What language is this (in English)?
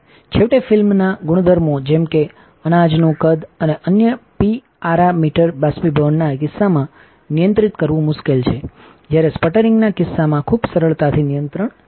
Gujarati